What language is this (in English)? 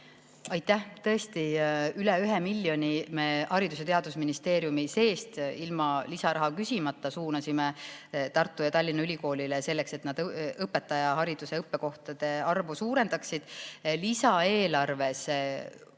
Estonian